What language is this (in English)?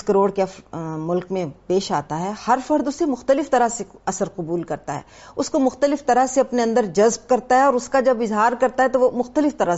Urdu